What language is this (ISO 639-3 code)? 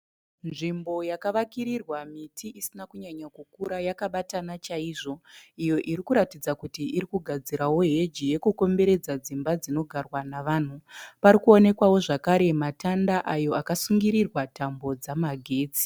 sna